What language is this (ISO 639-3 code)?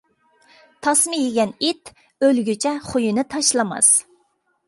uig